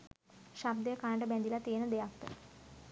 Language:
Sinhala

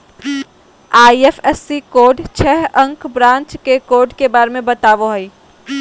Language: Magahi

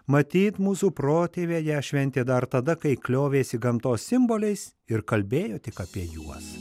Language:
Lithuanian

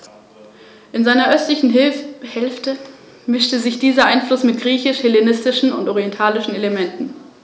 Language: German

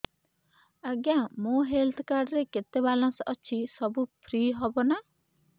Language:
Odia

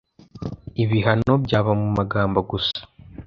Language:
Kinyarwanda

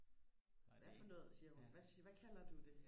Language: Danish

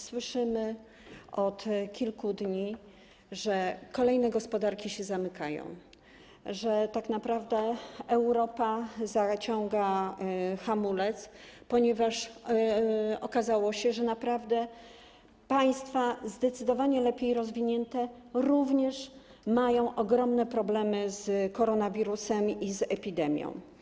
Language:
Polish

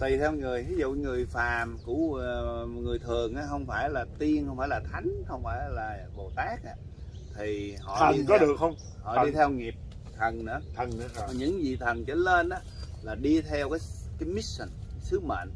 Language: Vietnamese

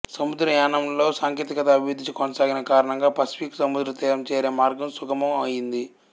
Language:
Telugu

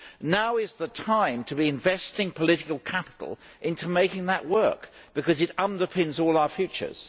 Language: English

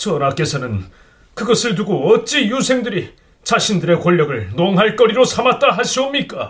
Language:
Korean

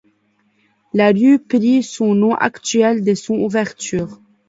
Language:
French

